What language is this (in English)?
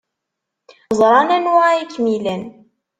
Kabyle